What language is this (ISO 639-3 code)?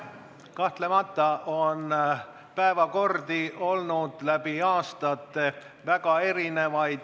est